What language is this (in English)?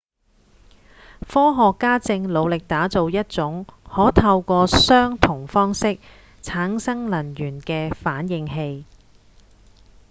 Cantonese